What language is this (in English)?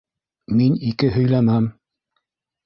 Bashkir